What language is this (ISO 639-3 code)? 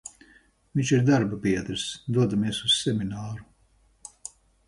lav